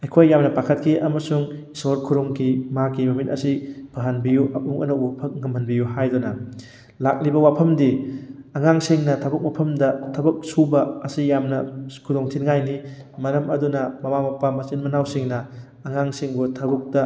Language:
Manipuri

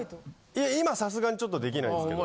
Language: Japanese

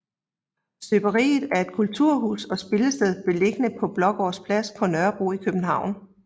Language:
Danish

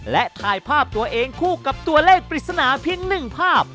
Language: Thai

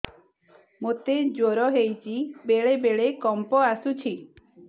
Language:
Odia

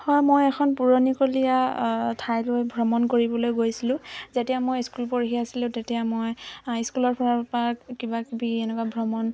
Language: Assamese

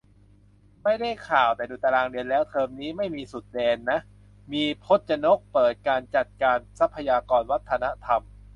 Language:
Thai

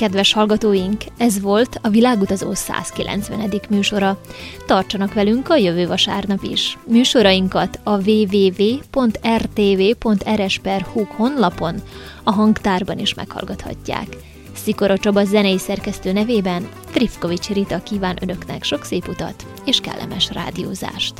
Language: Hungarian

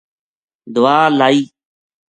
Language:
Gujari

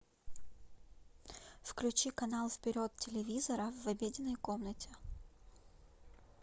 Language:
Russian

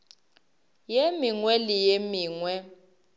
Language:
Northern Sotho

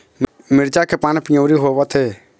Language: Chhattisgarhi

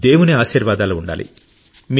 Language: Telugu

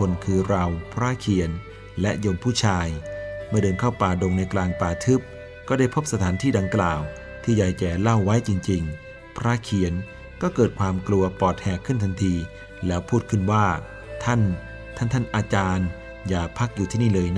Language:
Thai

